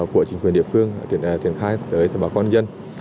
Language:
Vietnamese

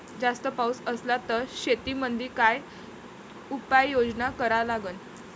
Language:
Marathi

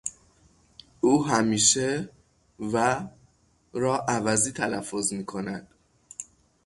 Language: Persian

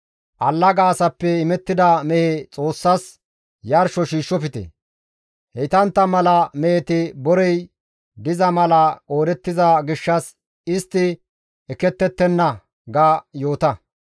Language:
Gamo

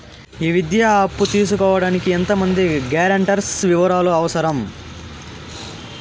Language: Telugu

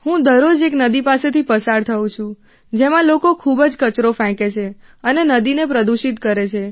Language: Gujarati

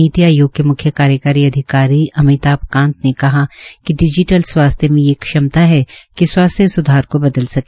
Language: Hindi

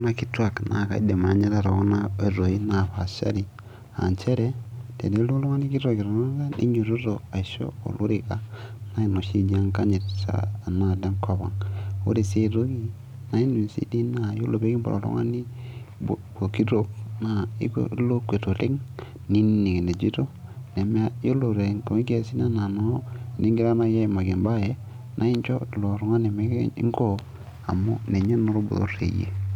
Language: Masai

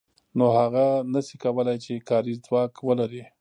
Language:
Pashto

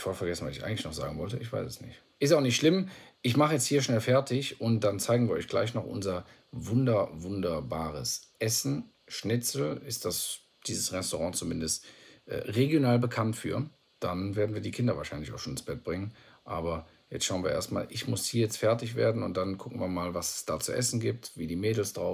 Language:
German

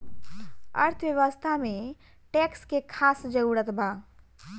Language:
Bhojpuri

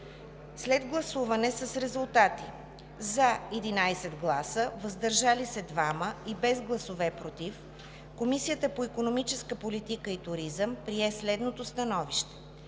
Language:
Bulgarian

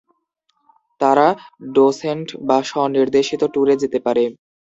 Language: Bangla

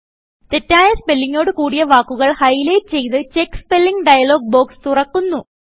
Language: Malayalam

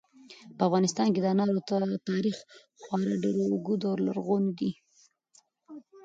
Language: Pashto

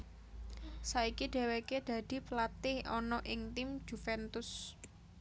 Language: Javanese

